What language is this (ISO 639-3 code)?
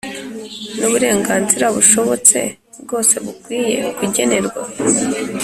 kin